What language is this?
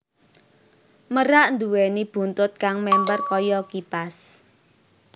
Javanese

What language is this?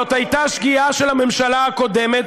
Hebrew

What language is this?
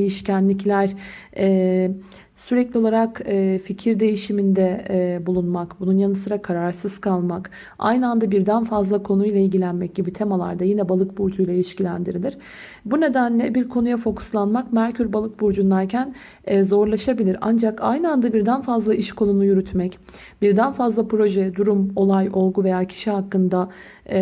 Turkish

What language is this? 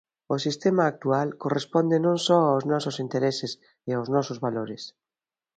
Galician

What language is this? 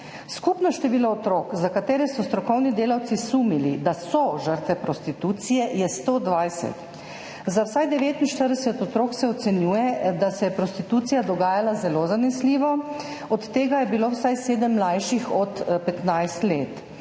Slovenian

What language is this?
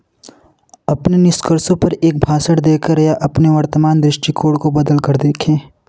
Hindi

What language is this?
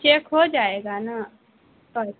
Urdu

